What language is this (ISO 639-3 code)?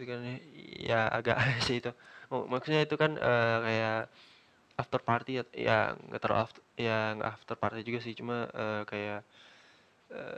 ind